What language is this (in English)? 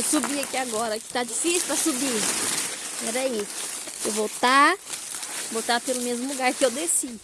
Portuguese